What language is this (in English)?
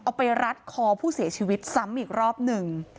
Thai